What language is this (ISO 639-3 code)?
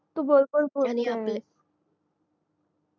mar